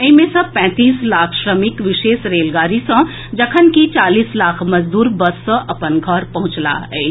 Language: Maithili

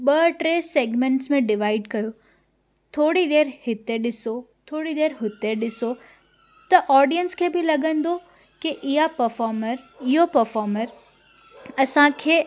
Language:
Sindhi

